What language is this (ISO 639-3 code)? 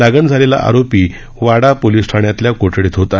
mar